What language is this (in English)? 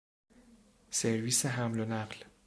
Persian